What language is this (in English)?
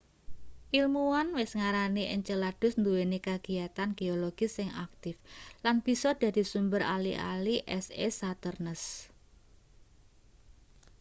Javanese